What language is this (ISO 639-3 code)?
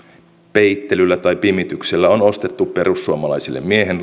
fin